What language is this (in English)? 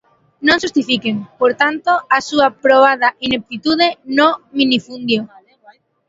Galician